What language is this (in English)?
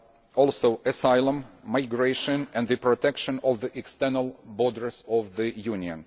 English